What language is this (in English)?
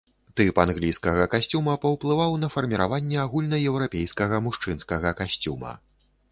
Belarusian